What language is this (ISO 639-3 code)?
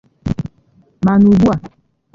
ibo